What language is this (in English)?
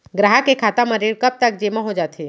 Chhattisgarhi